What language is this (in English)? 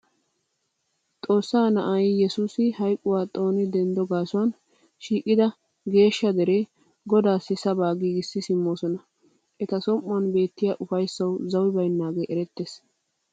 Wolaytta